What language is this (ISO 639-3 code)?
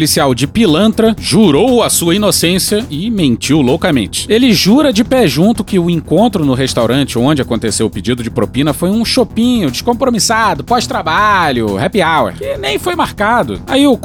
por